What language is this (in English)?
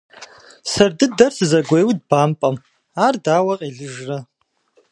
Kabardian